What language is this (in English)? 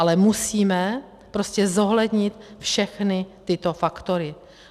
Czech